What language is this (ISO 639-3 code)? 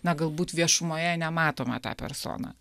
lit